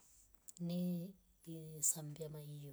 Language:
Rombo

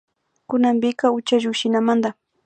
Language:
Imbabura Highland Quichua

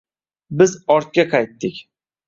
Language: Uzbek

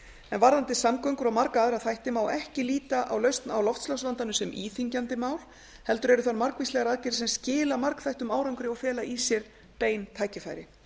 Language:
Icelandic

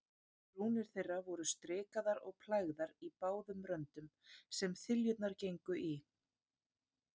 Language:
Icelandic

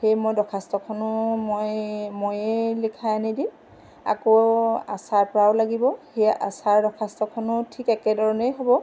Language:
Assamese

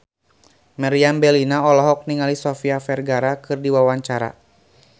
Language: Sundanese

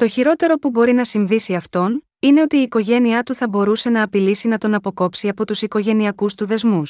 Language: Greek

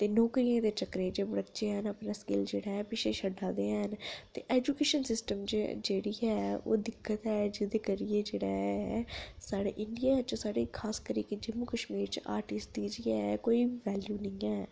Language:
Dogri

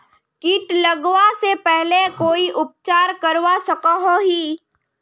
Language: Magahi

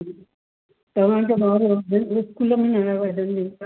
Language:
Sindhi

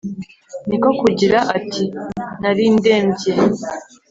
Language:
Kinyarwanda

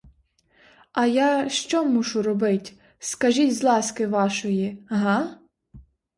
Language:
Ukrainian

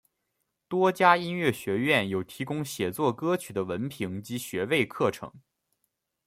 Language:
Chinese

